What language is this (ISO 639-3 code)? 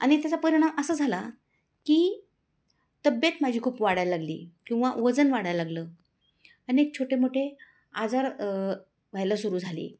mar